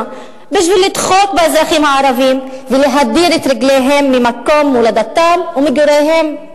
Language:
Hebrew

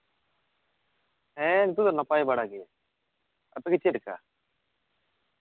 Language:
Santali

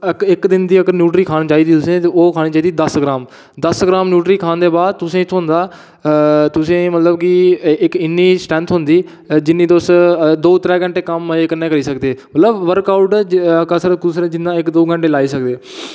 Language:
Dogri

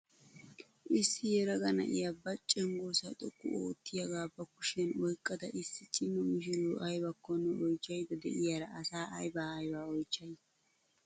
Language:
Wolaytta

